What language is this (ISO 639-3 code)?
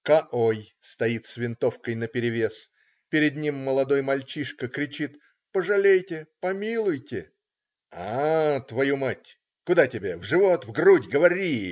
rus